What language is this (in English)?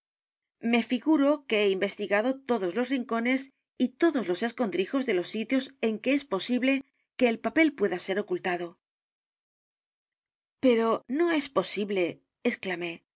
Spanish